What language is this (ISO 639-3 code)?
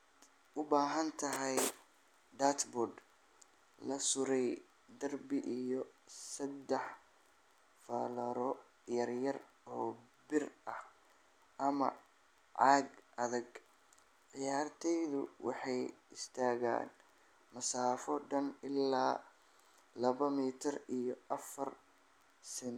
som